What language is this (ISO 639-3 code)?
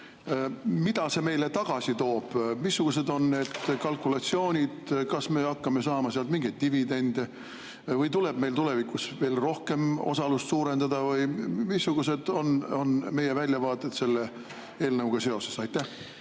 est